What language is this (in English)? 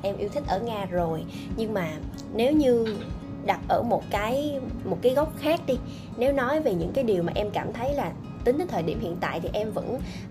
Vietnamese